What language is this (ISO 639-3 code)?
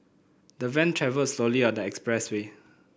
eng